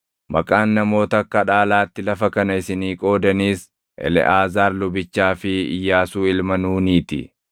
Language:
Oromo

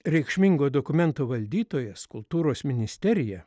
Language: Lithuanian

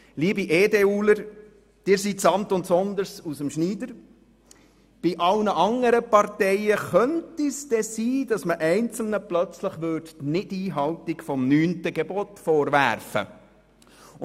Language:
Swiss German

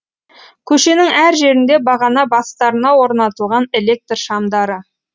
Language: Kazakh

